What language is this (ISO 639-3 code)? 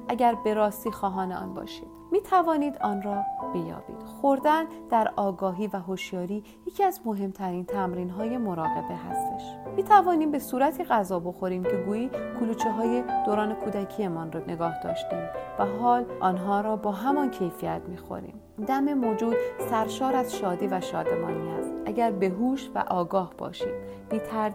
fas